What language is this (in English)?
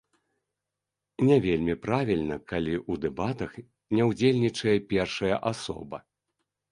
Belarusian